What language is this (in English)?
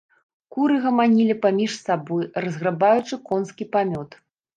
Belarusian